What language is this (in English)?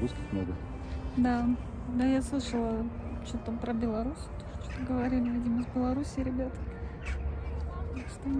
Russian